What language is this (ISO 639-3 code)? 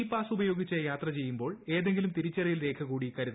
mal